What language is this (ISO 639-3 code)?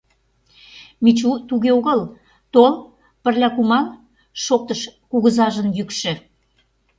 chm